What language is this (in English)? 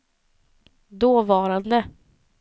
Swedish